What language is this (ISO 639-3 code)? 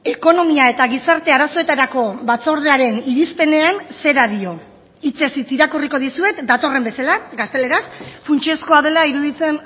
eus